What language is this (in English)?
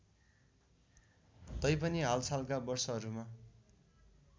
Nepali